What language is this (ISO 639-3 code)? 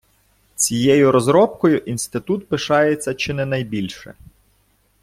ukr